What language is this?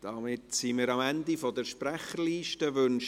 Swiss German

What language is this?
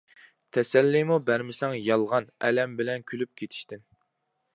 Uyghur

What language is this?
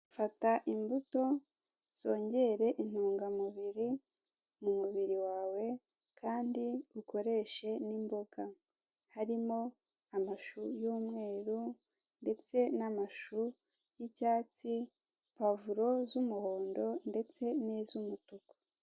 Kinyarwanda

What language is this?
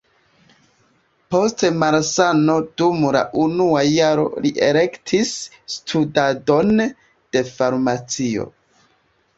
Esperanto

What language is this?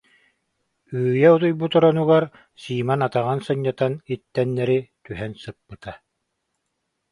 Yakut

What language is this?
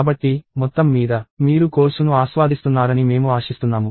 Telugu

